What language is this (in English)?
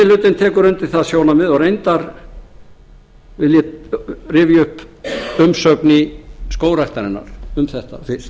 Icelandic